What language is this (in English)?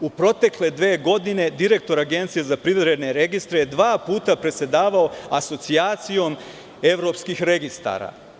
Serbian